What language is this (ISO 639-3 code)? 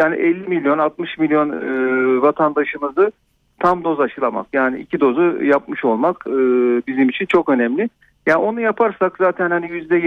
tur